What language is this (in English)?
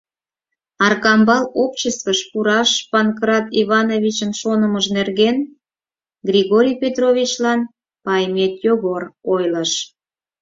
Mari